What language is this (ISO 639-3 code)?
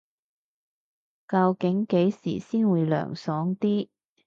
yue